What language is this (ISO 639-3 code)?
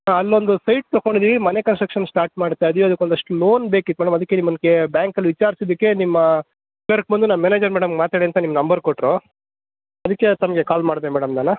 kan